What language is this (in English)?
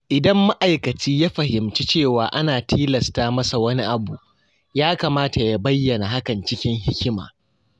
Hausa